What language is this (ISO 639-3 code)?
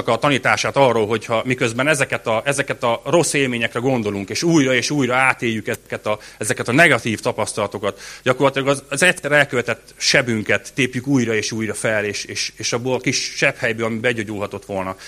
hun